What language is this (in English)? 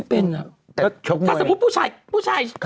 Thai